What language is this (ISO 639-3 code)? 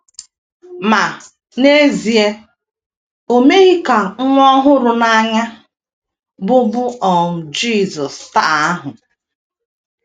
ibo